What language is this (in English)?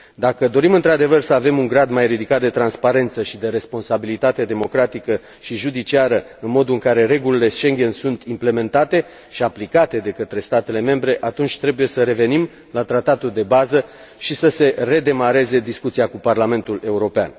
Romanian